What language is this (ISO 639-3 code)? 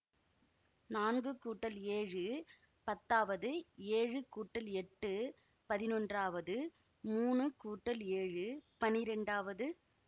tam